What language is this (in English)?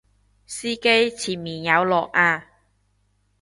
Cantonese